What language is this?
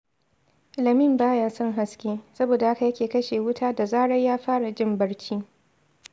Hausa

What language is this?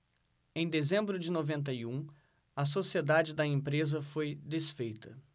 Portuguese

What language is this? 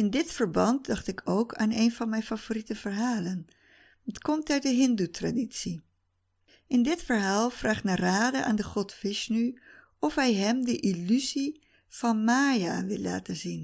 Dutch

